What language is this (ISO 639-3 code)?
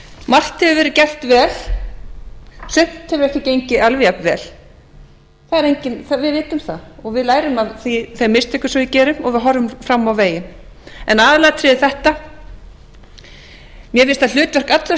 isl